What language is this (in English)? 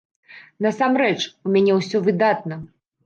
Belarusian